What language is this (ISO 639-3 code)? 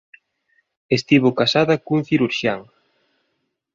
glg